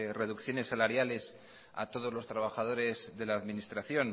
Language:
Spanish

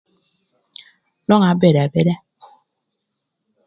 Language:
Thur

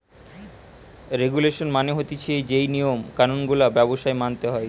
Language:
Bangla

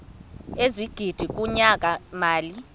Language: Xhosa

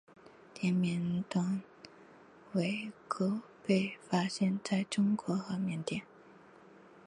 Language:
Chinese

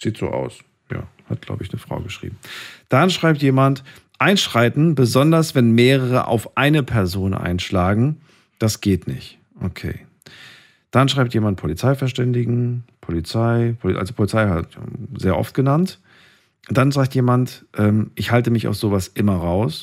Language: German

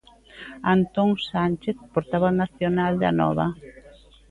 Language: Galician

